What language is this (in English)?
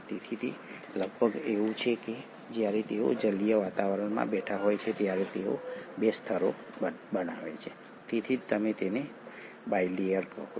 Gujarati